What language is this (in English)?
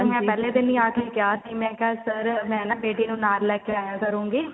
Punjabi